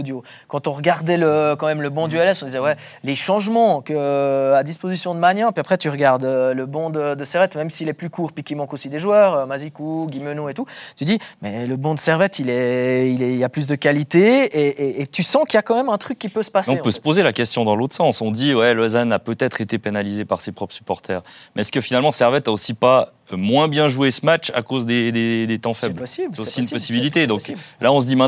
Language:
French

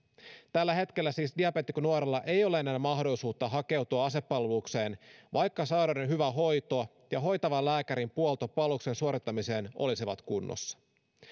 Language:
Finnish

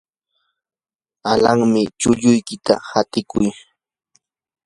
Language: Yanahuanca Pasco Quechua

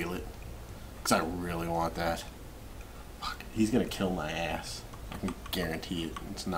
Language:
English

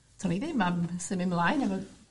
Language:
Welsh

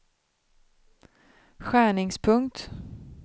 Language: Swedish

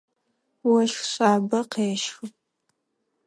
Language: Adyghe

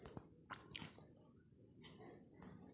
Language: Magahi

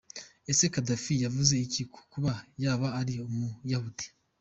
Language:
Kinyarwanda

